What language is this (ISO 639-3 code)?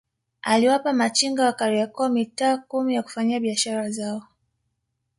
swa